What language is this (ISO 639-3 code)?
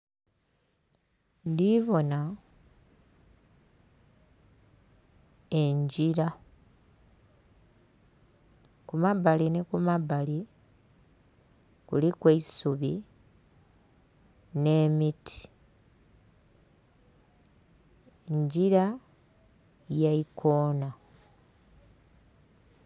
xog